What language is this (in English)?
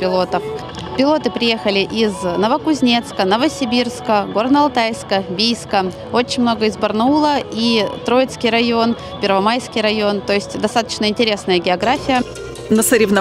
Russian